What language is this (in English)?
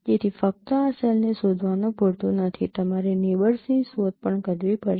Gujarati